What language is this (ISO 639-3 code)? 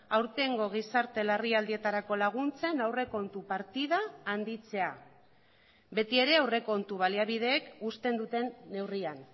eus